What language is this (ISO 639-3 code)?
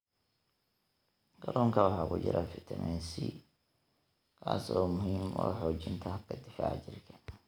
som